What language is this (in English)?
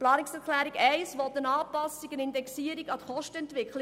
Swiss German